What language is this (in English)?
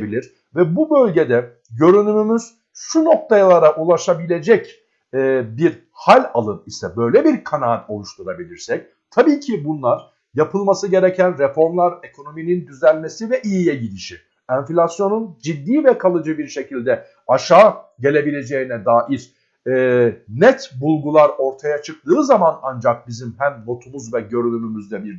Turkish